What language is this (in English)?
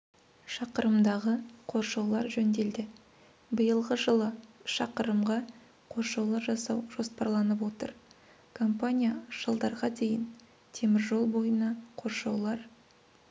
Kazakh